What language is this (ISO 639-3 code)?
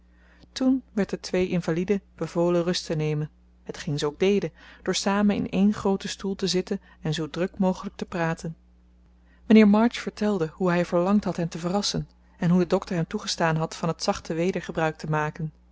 nld